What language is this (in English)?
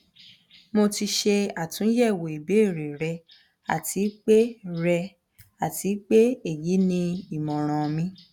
Yoruba